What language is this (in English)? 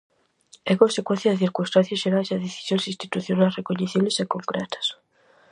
Galician